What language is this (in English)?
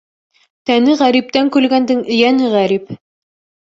Bashkir